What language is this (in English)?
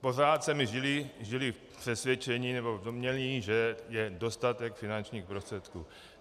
Czech